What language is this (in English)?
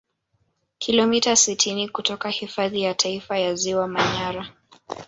Swahili